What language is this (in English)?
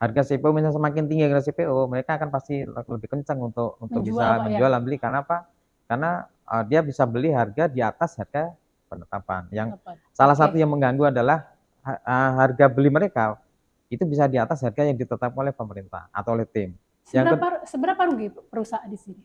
Indonesian